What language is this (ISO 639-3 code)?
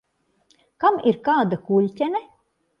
lav